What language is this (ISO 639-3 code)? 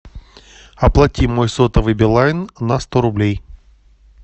rus